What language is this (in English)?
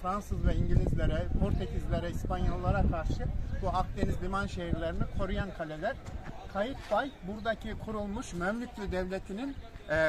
Turkish